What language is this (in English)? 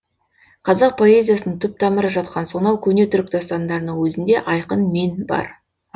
Kazakh